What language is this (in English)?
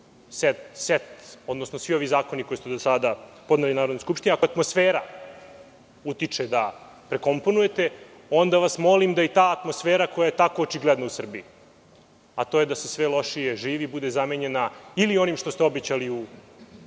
Serbian